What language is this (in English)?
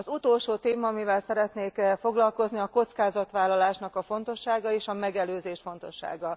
Hungarian